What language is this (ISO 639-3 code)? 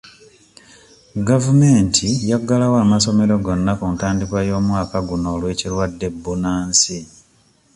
lug